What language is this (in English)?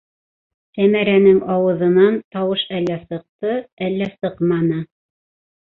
Bashkir